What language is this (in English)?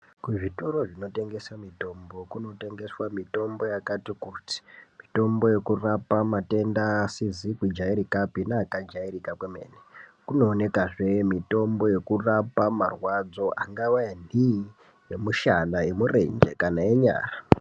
Ndau